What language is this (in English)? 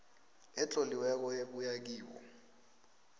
South Ndebele